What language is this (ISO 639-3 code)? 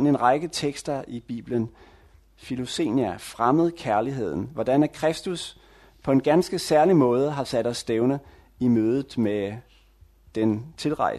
dan